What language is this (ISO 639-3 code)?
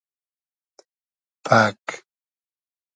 haz